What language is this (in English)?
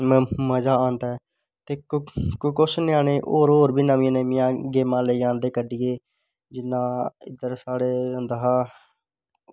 Dogri